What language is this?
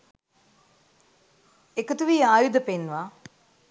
Sinhala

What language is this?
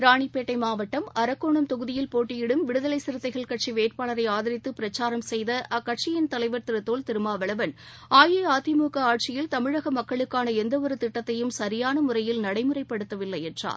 Tamil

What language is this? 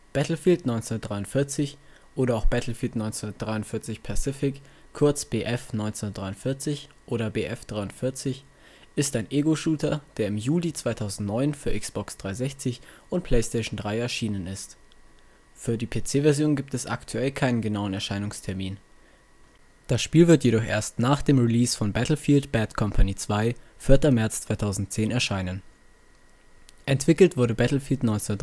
German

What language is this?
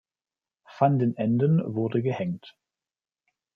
German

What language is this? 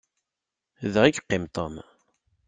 Kabyle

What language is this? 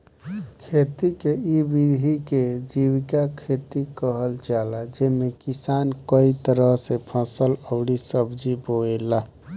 Bhojpuri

